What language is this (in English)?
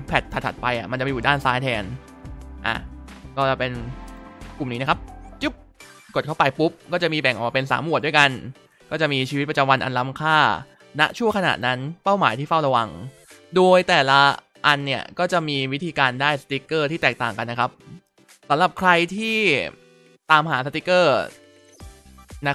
Thai